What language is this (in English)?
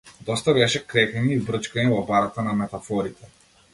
Macedonian